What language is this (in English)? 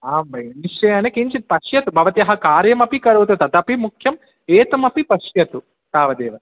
Sanskrit